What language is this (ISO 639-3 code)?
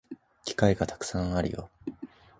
jpn